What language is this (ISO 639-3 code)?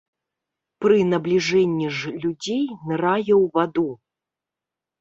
bel